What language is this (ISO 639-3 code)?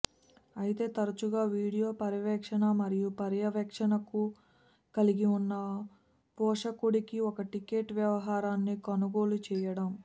tel